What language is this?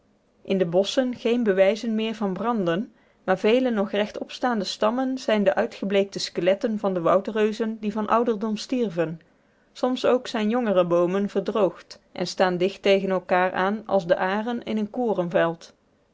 Dutch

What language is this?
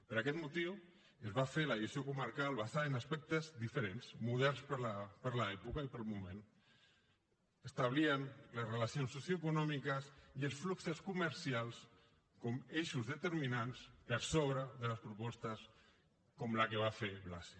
Catalan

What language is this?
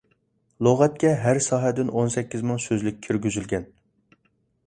Uyghur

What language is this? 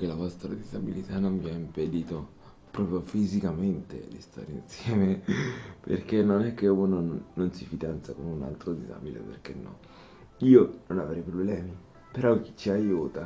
Italian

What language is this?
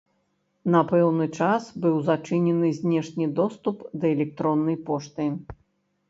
Belarusian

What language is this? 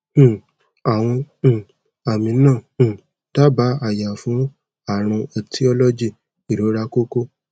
Yoruba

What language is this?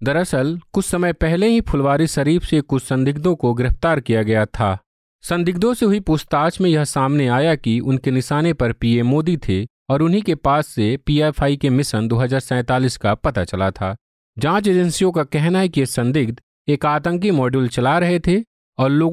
Hindi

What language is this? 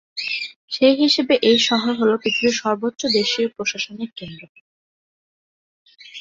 Bangla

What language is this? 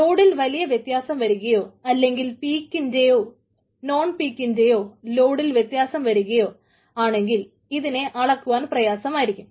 Malayalam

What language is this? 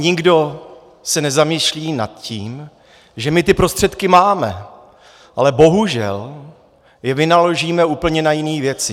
Czech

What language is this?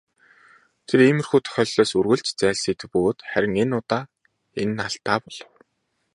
Mongolian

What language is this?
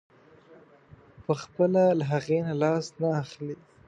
Pashto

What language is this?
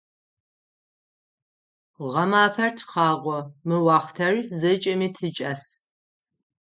Adyghe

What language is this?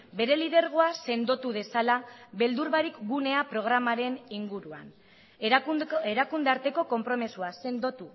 Basque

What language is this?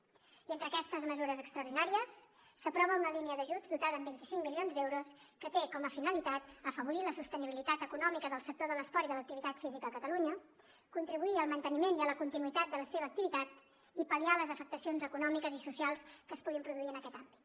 Catalan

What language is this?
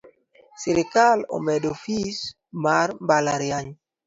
Luo (Kenya and Tanzania)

